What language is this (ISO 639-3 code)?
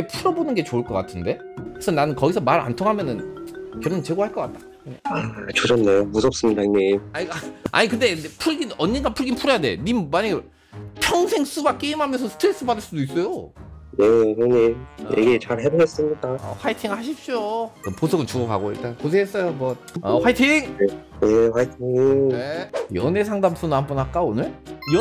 kor